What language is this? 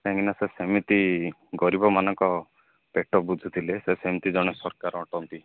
Odia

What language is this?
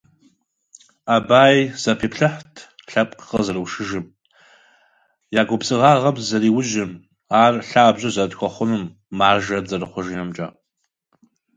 Russian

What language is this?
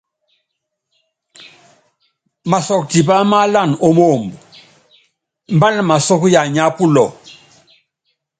Yangben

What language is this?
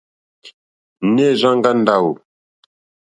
Mokpwe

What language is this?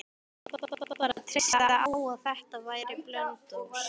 Icelandic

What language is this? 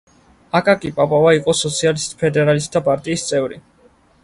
Georgian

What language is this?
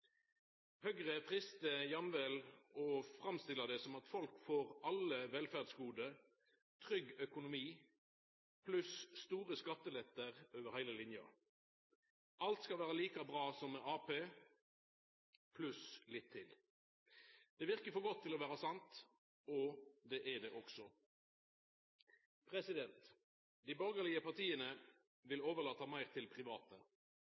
Norwegian Nynorsk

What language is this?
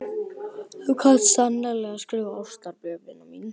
Icelandic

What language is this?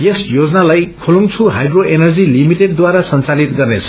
Nepali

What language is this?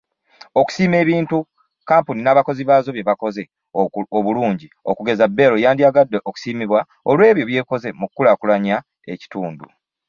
Ganda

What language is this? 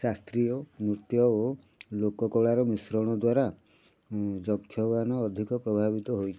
Odia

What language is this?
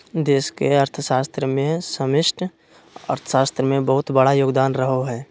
Magahi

